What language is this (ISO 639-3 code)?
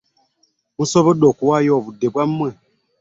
lug